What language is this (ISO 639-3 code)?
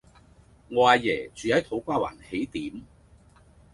yue